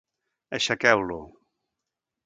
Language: Catalan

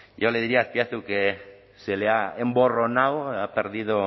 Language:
Spanish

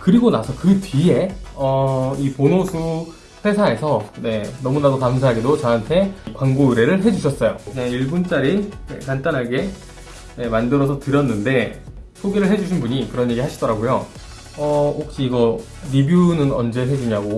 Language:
Korean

